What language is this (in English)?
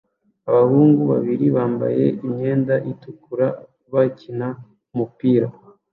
Kinyarwanda